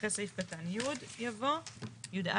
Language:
Hebrew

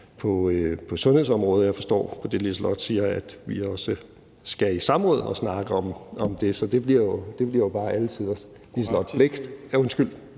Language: Danish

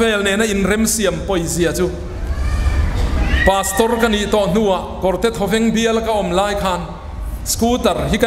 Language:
Thai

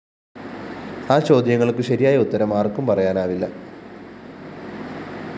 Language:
Malayalam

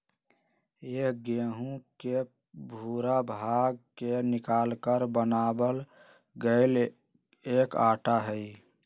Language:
Magahi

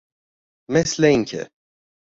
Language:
Persian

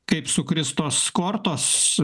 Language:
Lithuanian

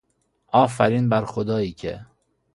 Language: Persian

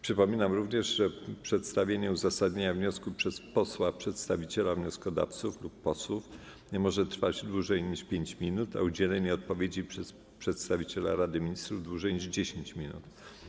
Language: Polish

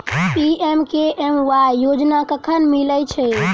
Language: Maithili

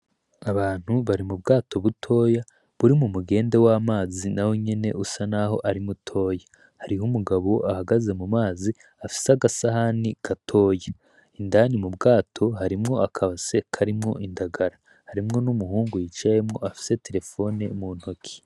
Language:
Rundi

